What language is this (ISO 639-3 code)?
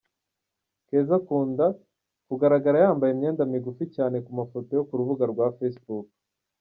kin